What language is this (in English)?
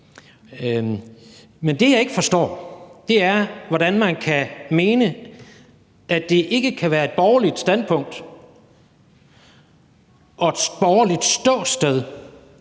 Danish